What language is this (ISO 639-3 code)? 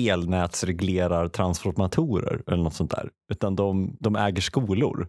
swe